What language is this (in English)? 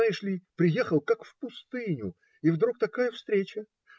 Russian